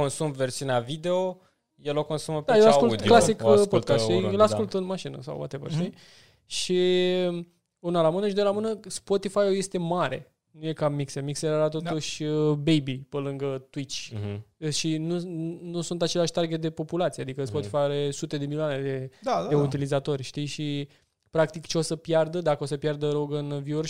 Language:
Romanian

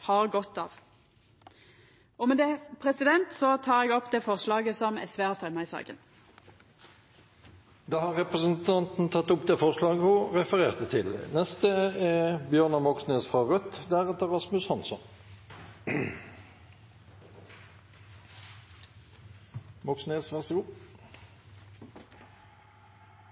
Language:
Norwegian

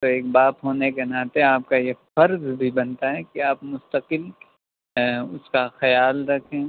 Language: Urdu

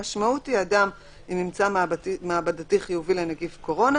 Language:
Hebrew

